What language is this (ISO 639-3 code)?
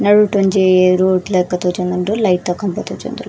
tcy